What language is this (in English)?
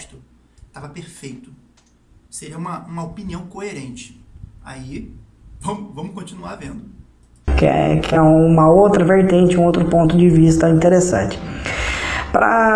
Portuguese